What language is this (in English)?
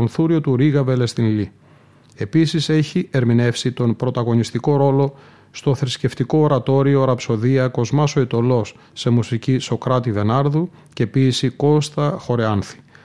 Greek